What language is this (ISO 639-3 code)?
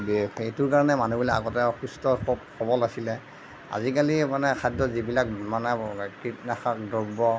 asm